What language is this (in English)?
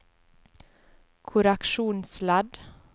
Norwegian